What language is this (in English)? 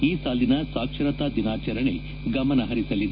Kannada